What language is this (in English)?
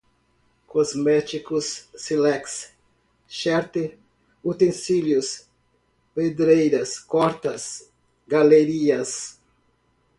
Portuguese